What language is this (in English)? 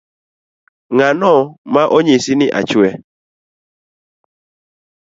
Luo (Kenya and Tanzania)